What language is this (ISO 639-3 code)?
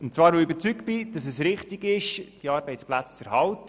gsw